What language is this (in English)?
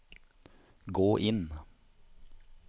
Norwegian